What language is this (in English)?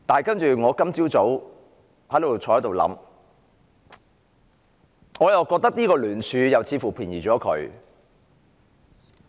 Cantonese